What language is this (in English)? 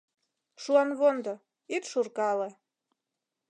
Mari